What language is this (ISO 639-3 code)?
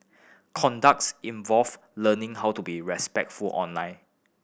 eng